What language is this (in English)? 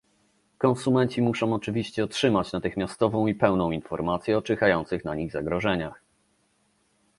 Polish